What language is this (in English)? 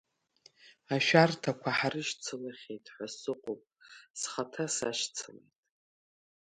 Abkhazian